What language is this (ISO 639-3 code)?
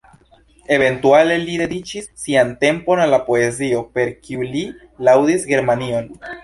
epo